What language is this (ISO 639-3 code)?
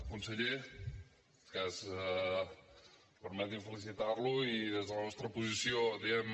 cat